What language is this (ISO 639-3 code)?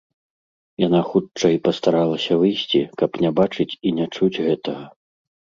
bel